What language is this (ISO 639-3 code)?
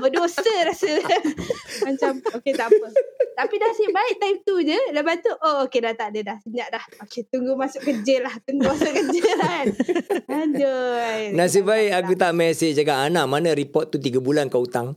msa